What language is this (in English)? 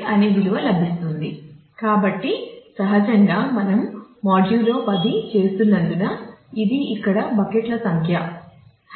Telugu